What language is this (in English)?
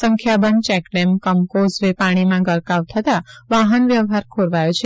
Gujarati